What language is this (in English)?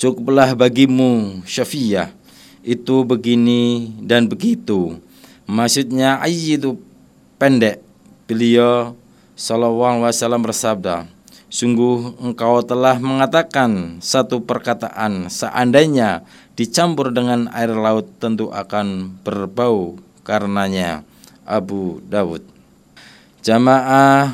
Indonesian